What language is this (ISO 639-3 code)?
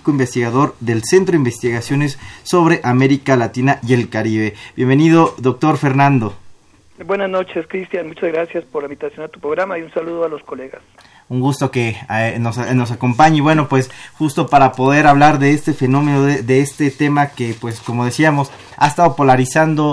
spa